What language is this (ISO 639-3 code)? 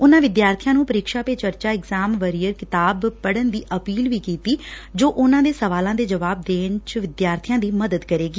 pan